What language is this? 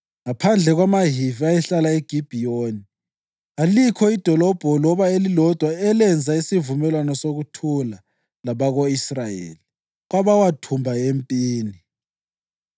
North Ndebele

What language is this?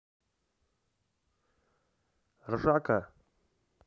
Russian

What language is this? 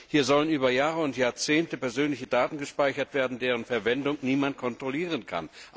German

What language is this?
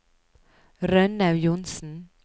Norwegian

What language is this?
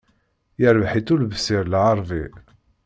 Kabyle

